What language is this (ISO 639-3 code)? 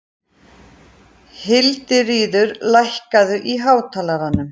isl